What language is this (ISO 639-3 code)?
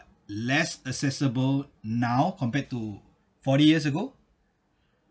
eng